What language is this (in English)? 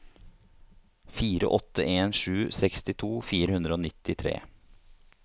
Norwegian